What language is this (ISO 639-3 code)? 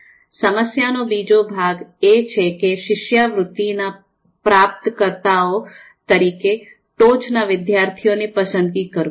guj